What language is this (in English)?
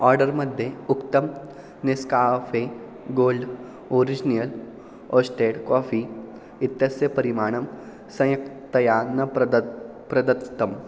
Sanskrit